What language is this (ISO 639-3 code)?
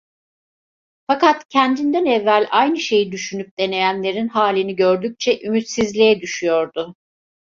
tur